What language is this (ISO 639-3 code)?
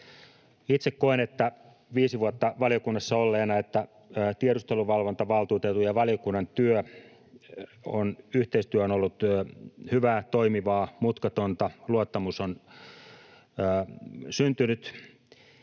fin